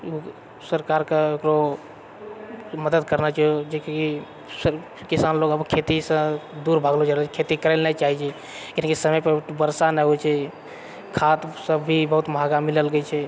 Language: Maithili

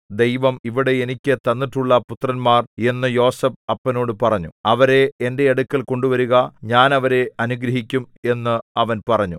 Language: Malayalam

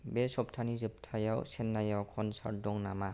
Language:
Bodo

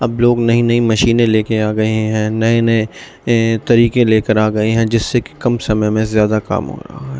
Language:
Urdu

